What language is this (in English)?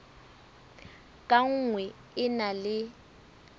Southern Sotho